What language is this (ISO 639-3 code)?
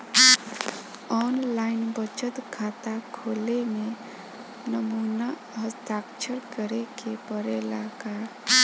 bho